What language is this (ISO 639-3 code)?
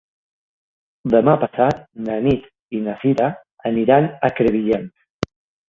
cat